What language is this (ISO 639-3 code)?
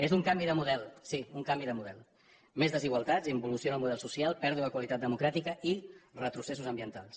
cat